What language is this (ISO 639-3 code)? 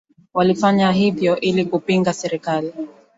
swa